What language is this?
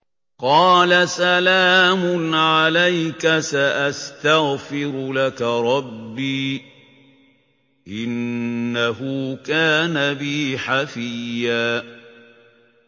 Arabic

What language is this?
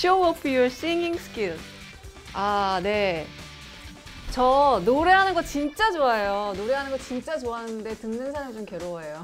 Korean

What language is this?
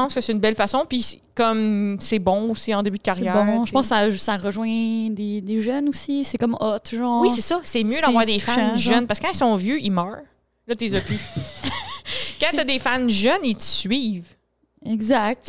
French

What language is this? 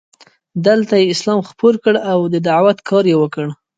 Pashto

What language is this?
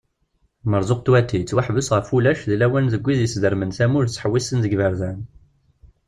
Kabyle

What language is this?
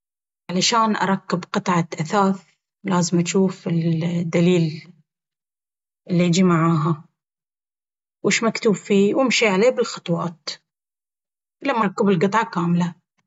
Baharna Arabic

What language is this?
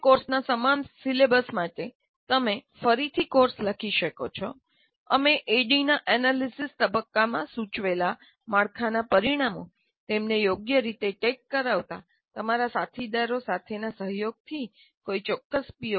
Gujarati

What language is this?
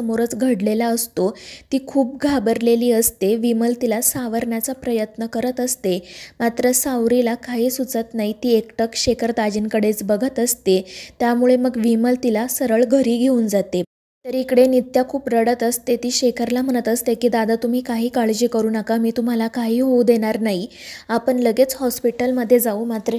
Marathi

